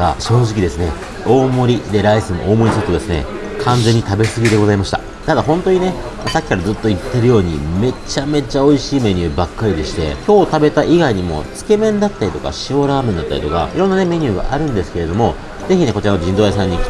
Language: Japanese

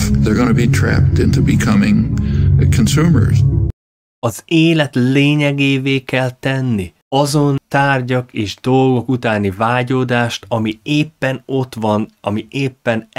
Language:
Hungarian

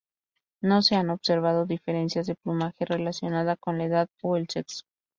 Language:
Spanish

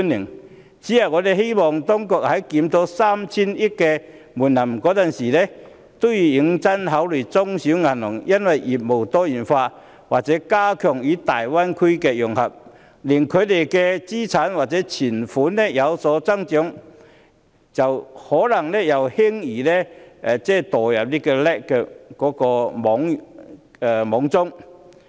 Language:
Cantonese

